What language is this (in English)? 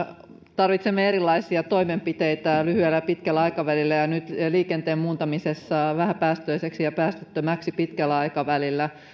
Finnish